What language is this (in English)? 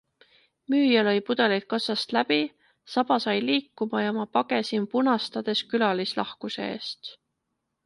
Estonian